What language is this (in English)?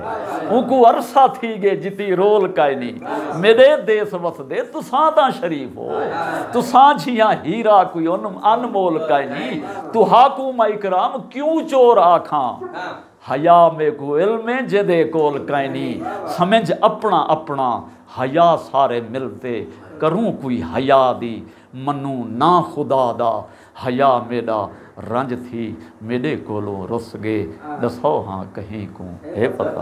Punjabi